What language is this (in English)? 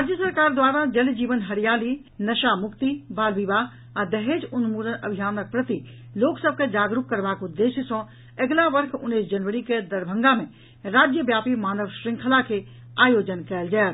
Maithili